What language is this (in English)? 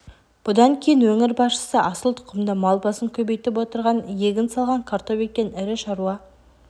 Kazakh